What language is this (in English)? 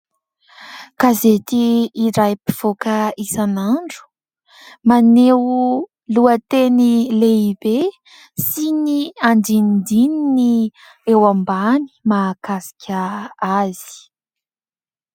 Malagasy